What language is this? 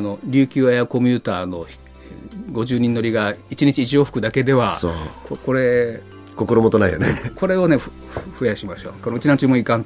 Japanese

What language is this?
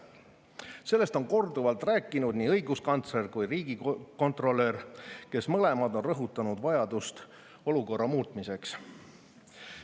Estonian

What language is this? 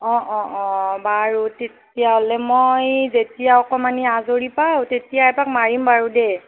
Assamese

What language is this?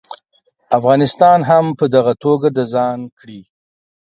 Pashto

